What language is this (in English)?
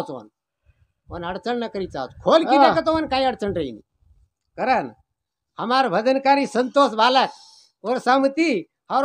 Arabic